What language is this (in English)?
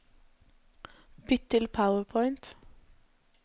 Norwegian